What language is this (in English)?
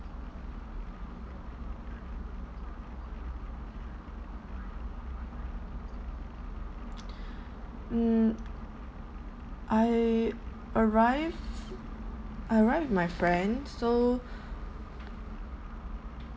English